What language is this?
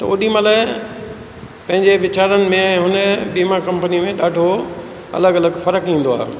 Sindhi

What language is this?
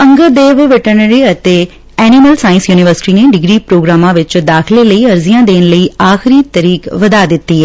Punjabi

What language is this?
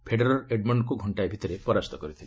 Odia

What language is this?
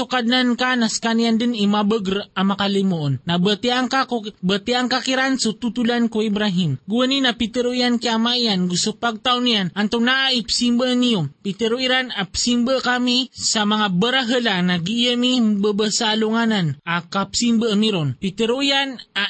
Filipino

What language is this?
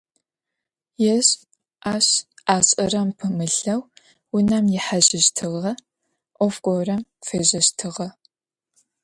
Adyghe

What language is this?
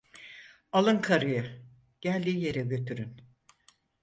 Turkish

